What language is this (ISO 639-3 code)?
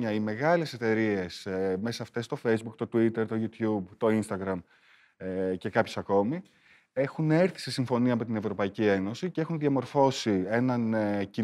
ell